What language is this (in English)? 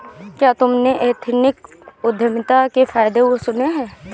Hindi